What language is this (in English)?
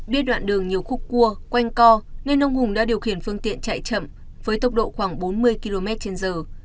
Vietnamese